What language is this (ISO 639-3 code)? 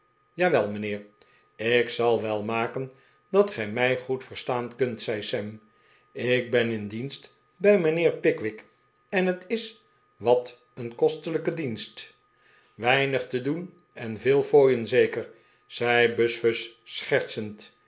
nld